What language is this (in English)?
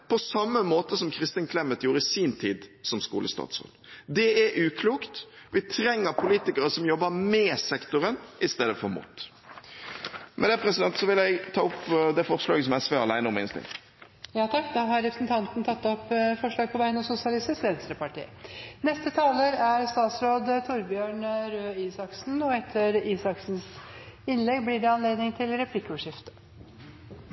Norwegian